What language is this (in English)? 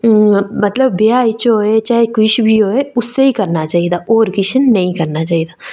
Dogri